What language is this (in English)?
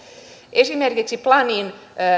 Finnish